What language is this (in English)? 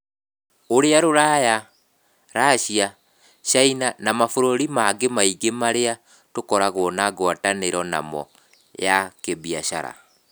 Kikuyu